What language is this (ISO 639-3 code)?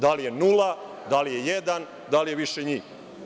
srp